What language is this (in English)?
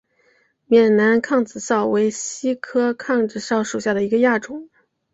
Chinese